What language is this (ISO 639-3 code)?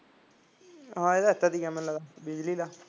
pan